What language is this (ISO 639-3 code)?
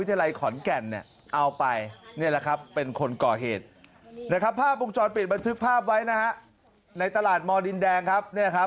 tha